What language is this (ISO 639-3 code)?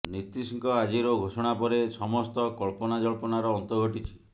ori